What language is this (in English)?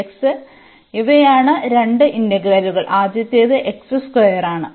Malayalam